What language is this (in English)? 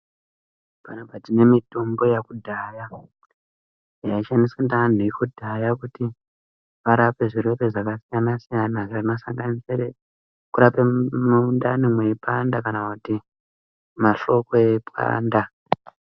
Ndau